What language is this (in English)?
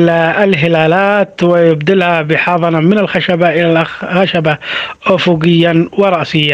Arabic